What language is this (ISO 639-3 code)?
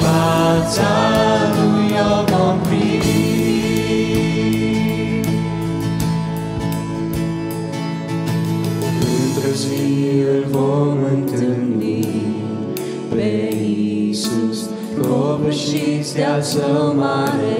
ron